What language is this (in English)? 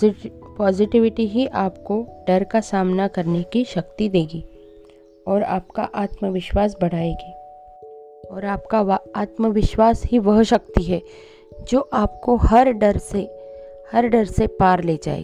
Hindi